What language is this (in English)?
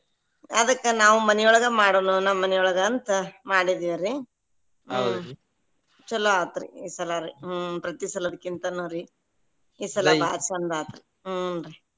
Kannada